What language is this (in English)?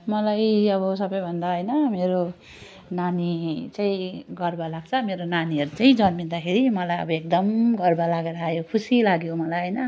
Nepali